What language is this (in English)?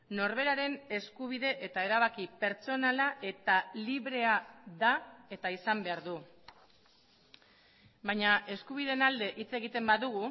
Basque